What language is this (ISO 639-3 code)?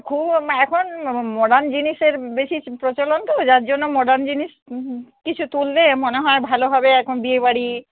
ben